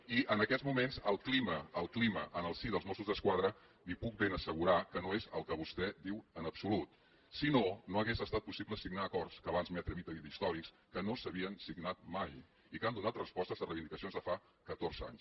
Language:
Catalan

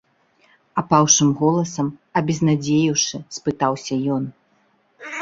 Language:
Belarusian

